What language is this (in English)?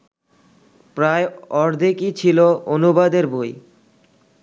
Bangla